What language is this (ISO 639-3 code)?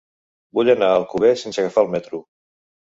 cat